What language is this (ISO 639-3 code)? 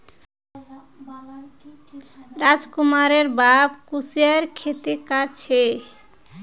mag